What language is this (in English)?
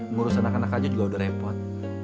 Indonesian